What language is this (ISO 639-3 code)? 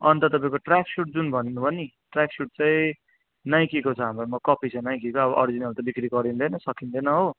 nep